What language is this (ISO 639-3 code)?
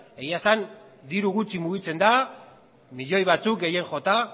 eus